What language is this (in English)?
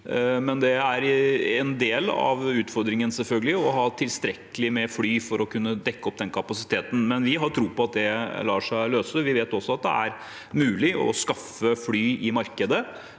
Norwegian